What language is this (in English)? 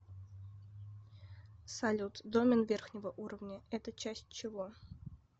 Russian